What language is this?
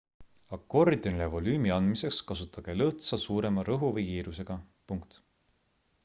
Estonian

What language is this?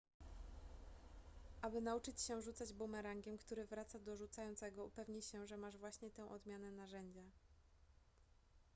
Polish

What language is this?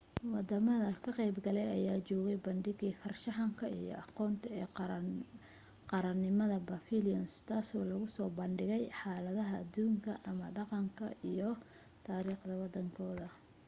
Somali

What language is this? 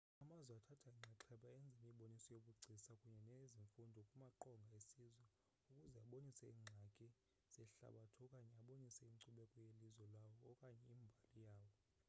Xhosa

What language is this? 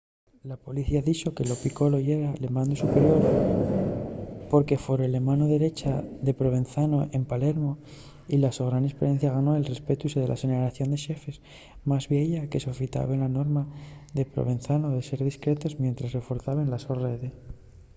Asturian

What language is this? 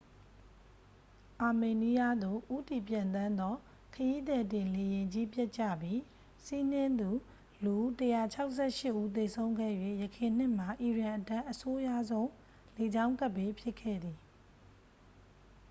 Burmese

